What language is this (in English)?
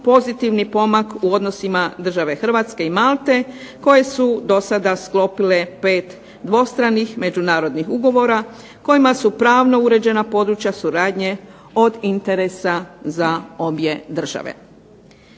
Croatian